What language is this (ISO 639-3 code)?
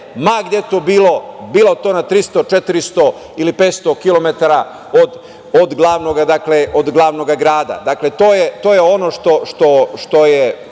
srp